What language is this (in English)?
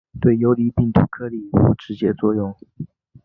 Chinese